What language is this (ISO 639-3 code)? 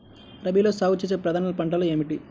tel